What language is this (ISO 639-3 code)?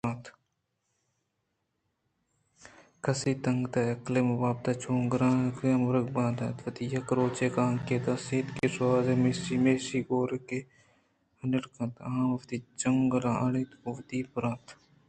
bgp